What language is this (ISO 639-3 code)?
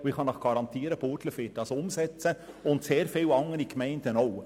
gsw